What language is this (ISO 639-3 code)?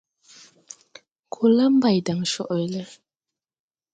tui